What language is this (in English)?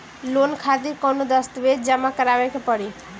Bhojpuri